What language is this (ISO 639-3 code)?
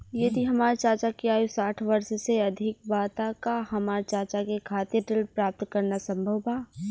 bho